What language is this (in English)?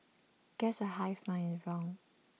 English